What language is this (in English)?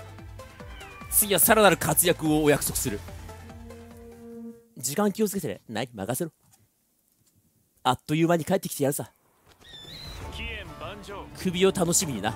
Japanese